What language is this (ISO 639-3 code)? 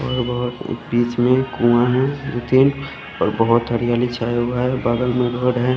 hin